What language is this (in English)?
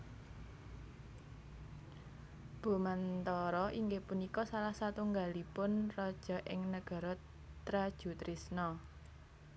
Javanese